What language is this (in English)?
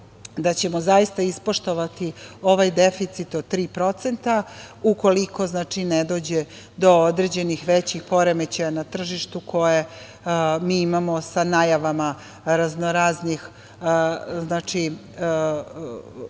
Serbian